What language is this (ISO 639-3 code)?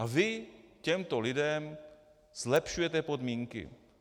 ces